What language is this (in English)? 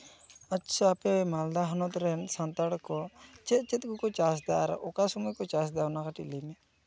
Santali